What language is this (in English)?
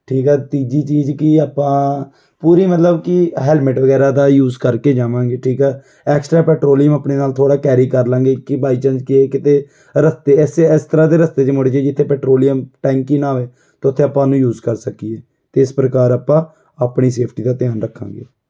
Punjabi